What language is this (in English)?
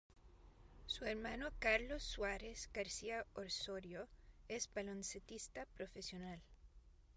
Spanish